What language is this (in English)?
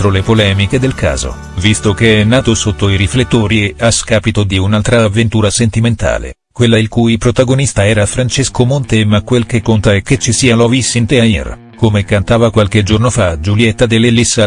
Italian